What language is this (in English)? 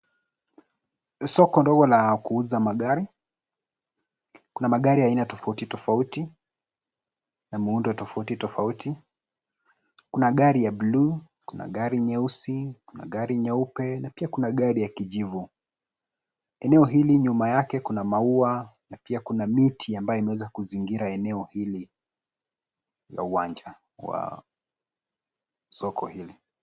Swahili